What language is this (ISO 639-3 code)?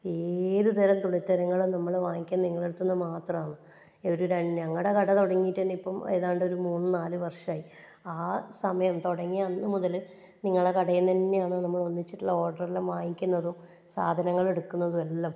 mal